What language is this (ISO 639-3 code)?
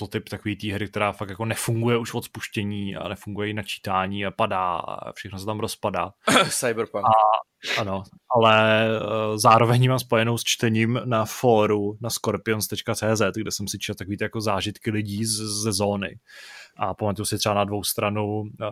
ces